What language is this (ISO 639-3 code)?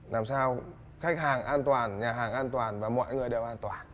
vie